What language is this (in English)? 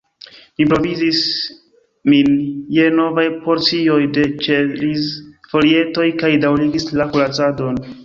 Esperanto